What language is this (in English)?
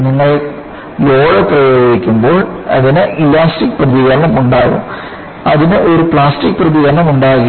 Malayalam